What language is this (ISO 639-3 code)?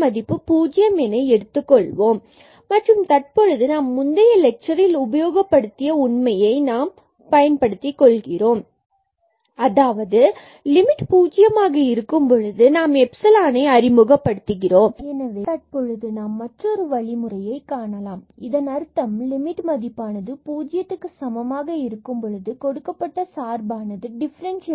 tam